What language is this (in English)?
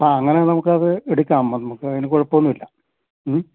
Malayalam